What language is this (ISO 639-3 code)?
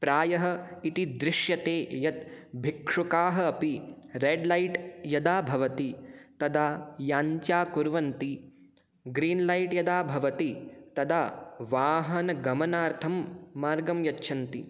san